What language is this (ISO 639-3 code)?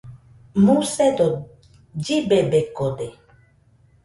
hux